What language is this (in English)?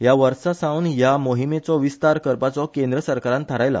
Konkani